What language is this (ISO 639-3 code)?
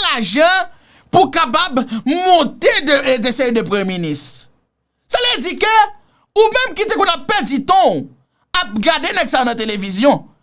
fra